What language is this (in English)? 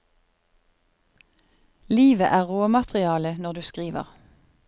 Norwegian